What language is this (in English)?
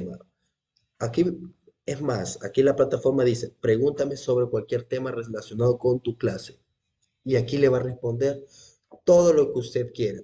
Spanish